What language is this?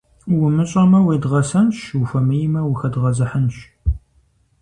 Kabardian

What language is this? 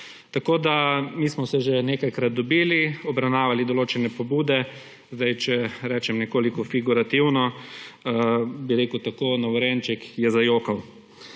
Slovenian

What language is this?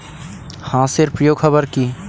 Bangla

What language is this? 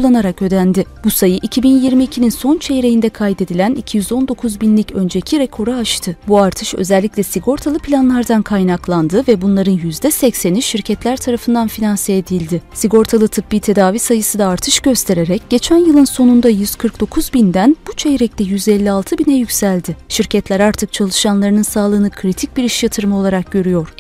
Turkish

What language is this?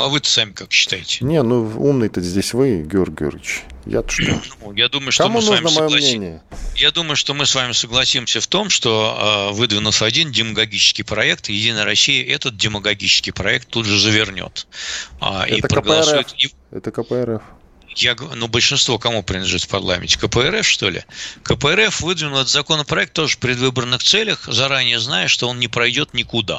Russian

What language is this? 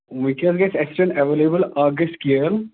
Kashmiri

